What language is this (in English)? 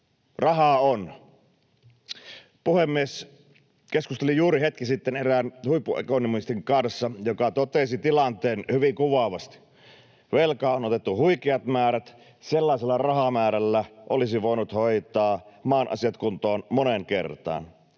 Finnish